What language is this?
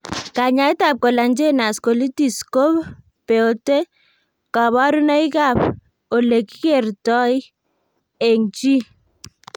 Kalenjin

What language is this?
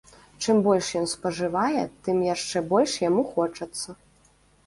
Belarusian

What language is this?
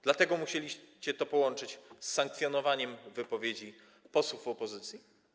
Polish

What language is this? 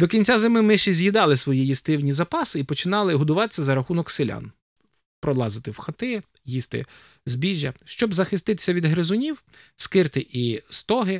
Ukrainian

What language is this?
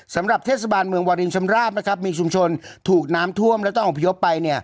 Thai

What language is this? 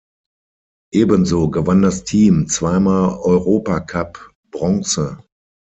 German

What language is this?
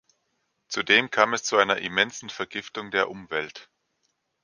German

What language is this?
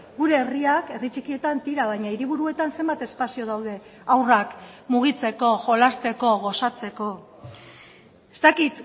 Basque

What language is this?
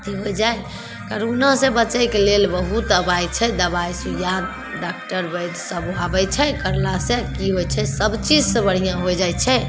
Maithili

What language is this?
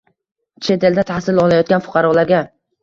Uzbek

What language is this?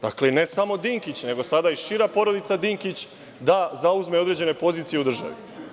Serbian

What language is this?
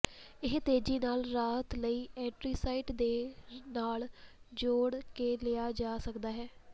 Punjabi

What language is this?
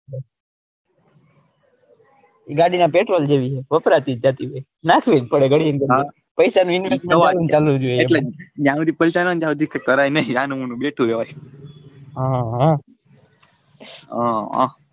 Gujarati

